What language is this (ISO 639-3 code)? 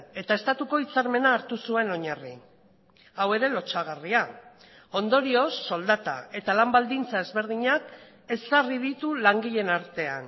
eus